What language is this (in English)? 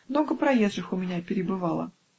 Russian